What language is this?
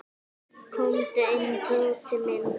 Icelandic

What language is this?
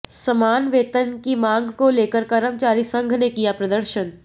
Hindi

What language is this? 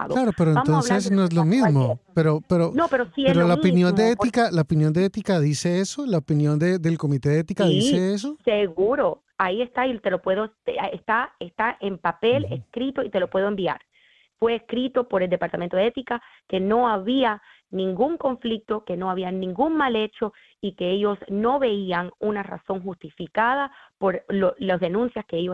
Spanish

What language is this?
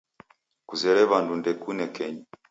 Taita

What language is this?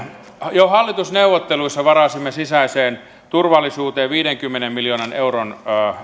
Finnish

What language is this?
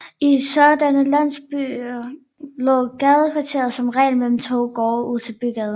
Danish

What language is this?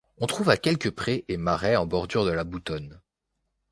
French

